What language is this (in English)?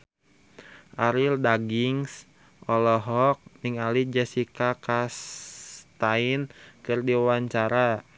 Sundanese